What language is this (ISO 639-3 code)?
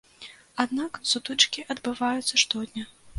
bel